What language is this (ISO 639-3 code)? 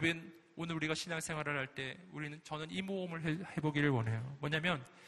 kor